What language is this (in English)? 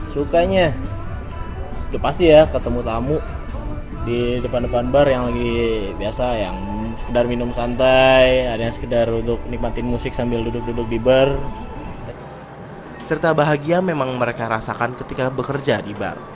Indonesian